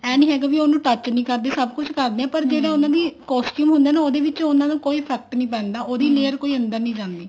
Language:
Punjabi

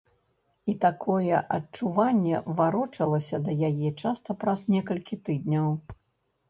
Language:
Belarusian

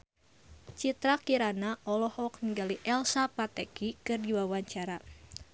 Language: Sundanese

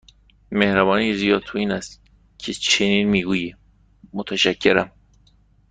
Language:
Persian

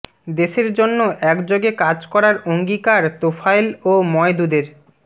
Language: Bangla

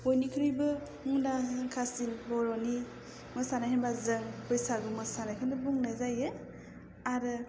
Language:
Bodo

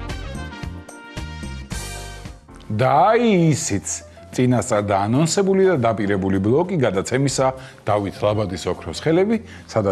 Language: Romanian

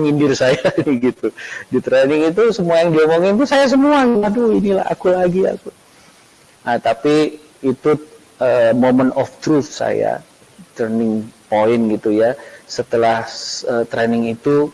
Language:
Indonesian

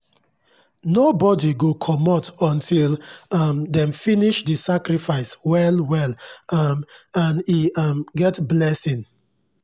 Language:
Nigerian Pidgin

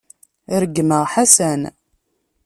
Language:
Kabyle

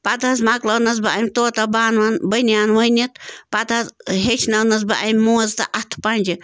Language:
Kashmiri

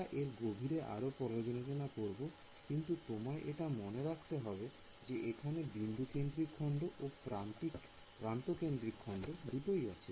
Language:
Bangla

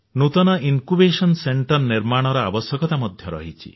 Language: Odia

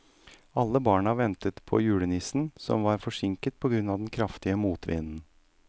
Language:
Norwegian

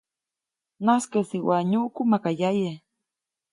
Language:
Copainalá Zoque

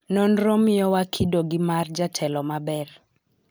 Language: Luo (Kenya and Tanzania)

